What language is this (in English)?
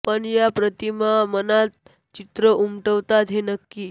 Marathi